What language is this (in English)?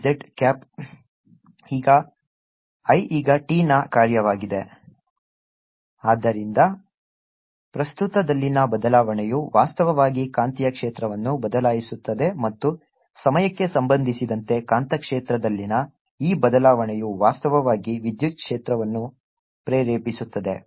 Kannada